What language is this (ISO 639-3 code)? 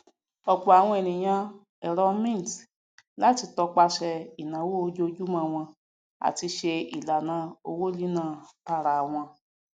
yor